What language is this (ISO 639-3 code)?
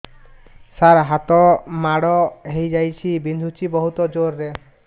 ori